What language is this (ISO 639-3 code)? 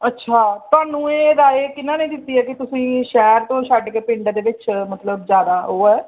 pan